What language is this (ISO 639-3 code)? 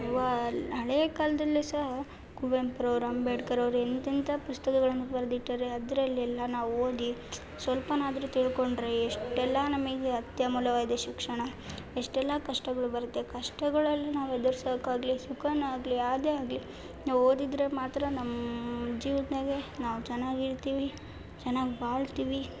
kan